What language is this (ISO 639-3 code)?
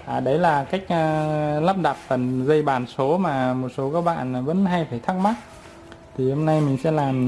vie